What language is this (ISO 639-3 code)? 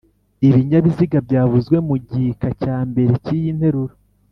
kin